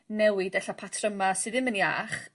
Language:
Welsh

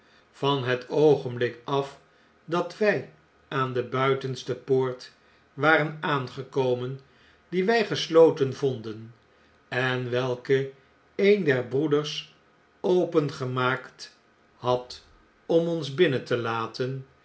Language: Dutch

